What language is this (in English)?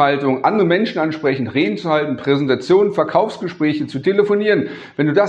German